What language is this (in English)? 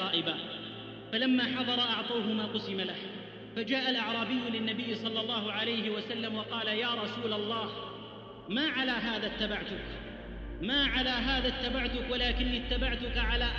Arabic